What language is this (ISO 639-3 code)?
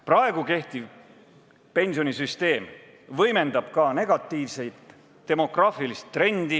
est